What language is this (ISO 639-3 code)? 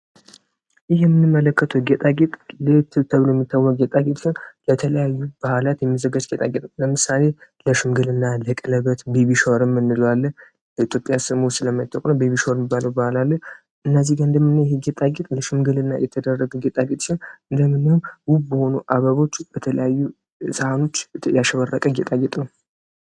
amh